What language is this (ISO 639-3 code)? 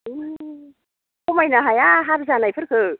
brx